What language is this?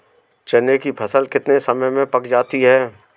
Hindi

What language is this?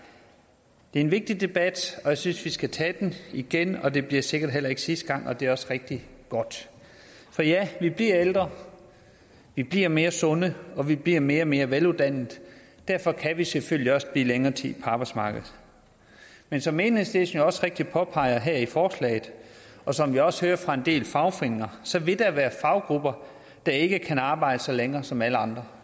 Danish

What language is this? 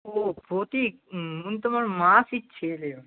Bangla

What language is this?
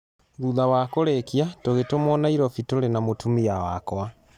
Kikuyu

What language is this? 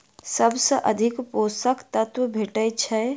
Maithili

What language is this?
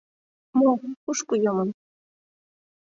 Mari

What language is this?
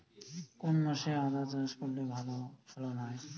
Bangla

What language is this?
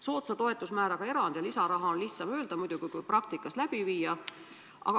Estonian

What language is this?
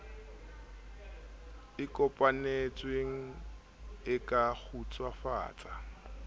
Southern Sotho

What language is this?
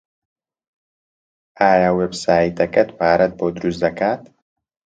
Central Kurdish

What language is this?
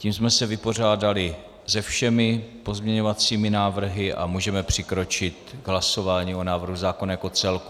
Czech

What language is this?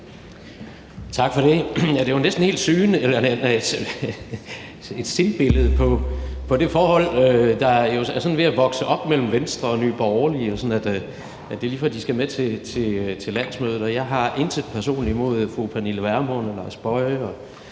Danish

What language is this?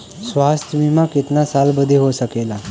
Bhojpuri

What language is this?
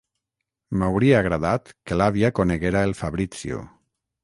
Catalan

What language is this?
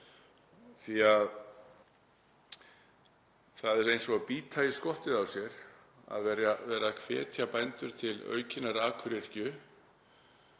Icelandic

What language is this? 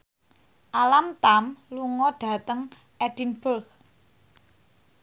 Javanese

